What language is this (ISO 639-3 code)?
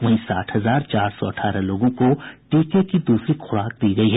hin